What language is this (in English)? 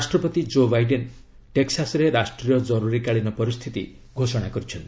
Odia